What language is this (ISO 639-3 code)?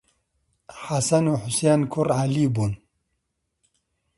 ckb